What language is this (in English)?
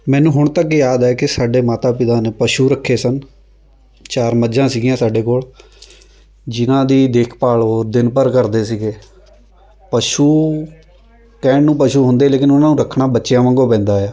Punjabi